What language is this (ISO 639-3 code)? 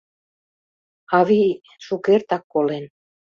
chm